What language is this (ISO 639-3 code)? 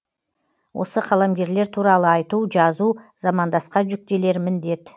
kaz